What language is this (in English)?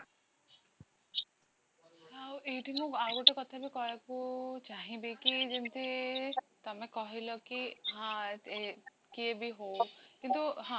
Odia